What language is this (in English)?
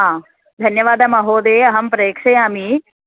Sanskrit